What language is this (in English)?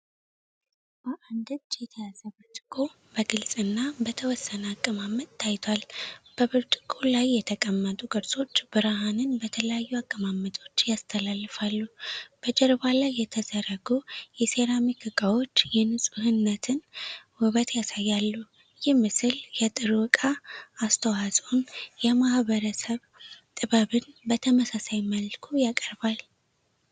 Amharic